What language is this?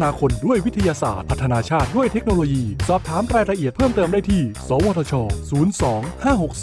Thai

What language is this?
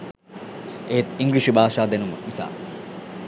Sinhala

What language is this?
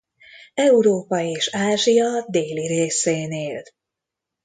Hungarian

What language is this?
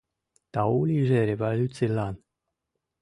Mari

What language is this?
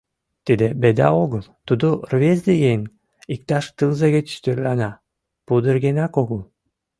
Mari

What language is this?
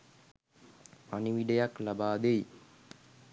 Sinhala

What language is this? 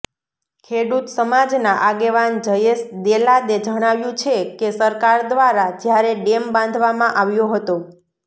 Gujarati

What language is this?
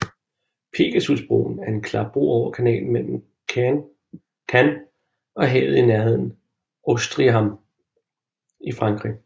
Danish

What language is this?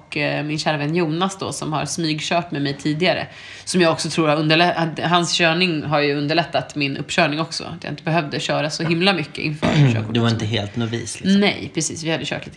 Swedish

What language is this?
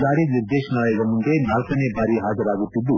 Kannada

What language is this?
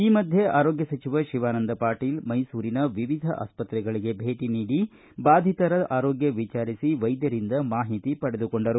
Kannada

